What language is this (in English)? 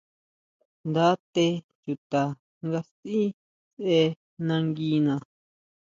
Huautla Mazatec